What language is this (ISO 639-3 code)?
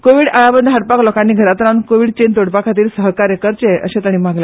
kok